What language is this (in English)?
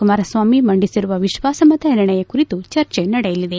Kannada